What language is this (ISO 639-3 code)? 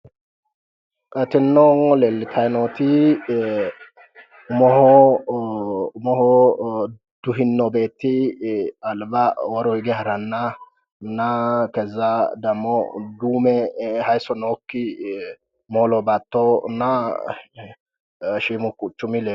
sid